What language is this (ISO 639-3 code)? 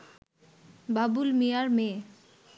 ben